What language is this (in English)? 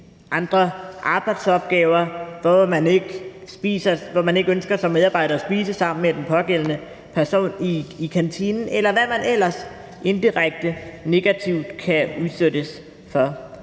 Danish